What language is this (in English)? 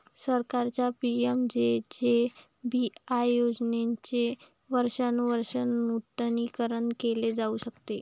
Marathi